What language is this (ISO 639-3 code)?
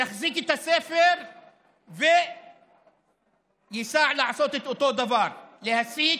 heb